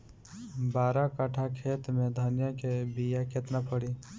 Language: Bhojpuri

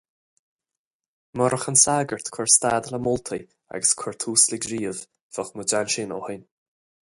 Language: Irish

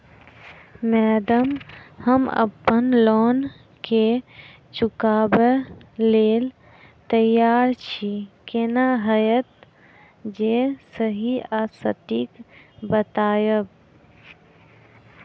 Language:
Maithili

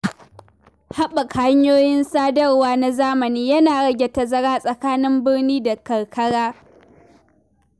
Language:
Hausa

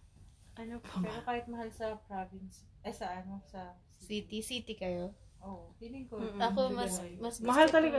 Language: Filipino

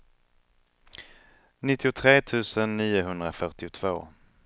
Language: Swedish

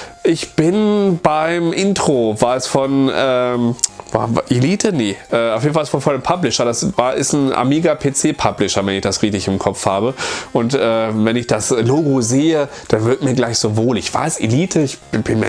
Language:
German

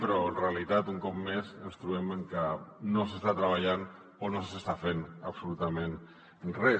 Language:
Catalan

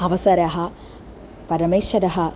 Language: Sanskrit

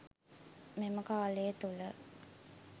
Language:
Sinhala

